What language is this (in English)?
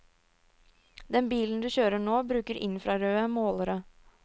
Norwegian